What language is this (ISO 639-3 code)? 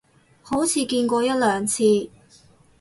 yue